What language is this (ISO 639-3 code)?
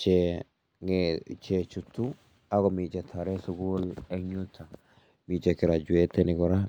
kln